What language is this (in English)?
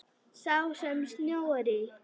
Icelandic